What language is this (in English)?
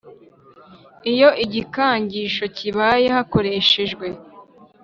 Kinyarwanda